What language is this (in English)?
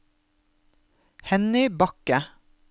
Norwegian